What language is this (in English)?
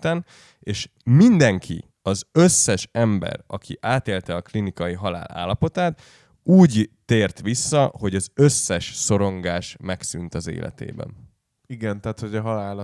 Hungarian